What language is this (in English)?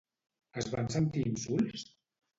Catalan